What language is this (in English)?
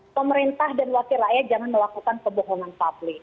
Indonesian